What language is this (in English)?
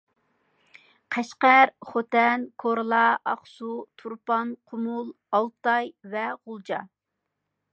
Uyghur